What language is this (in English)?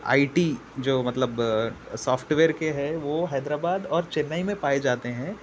Urdu